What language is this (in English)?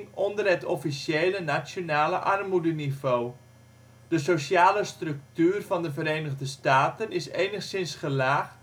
Dutch